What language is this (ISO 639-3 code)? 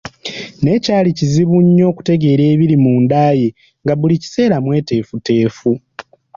lug